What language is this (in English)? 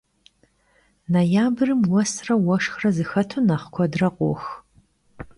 Kabardian